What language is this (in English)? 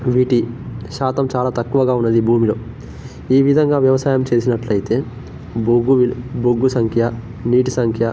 Telugu